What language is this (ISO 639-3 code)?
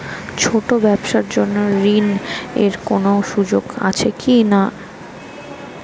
ben